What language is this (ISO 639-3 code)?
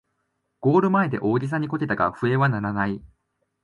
jpn